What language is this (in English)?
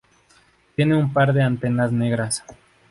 Spanish